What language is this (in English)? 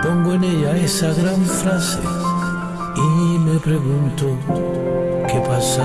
Spanish